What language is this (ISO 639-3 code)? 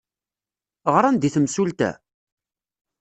kab